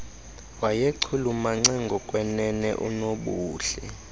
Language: Xhosa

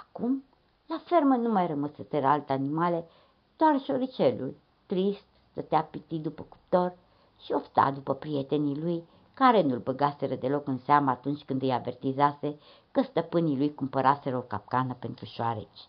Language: Romanian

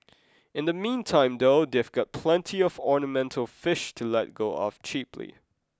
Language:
English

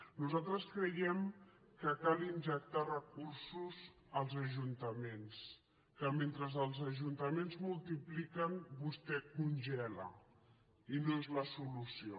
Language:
Catalan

